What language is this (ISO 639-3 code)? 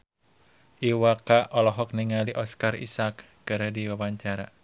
sun